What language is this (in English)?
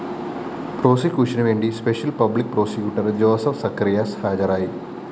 Malayalam